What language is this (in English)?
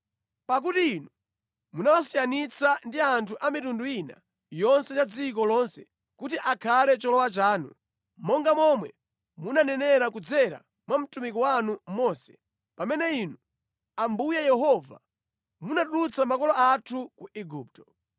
Nyanja